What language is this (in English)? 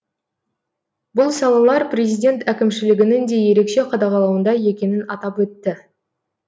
Kazakh